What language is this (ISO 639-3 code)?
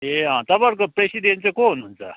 nep